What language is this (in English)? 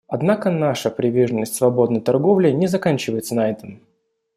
Russian